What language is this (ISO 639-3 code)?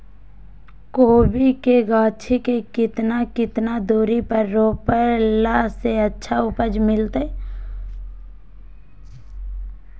mag